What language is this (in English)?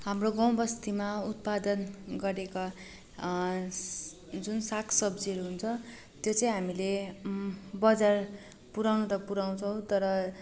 Nepali